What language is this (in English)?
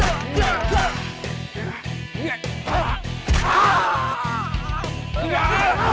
Indonesian